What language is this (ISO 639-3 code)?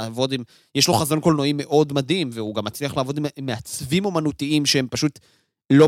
heb